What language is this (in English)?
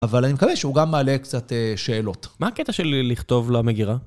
Hebrew